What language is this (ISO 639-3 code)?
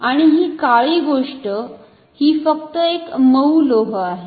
mar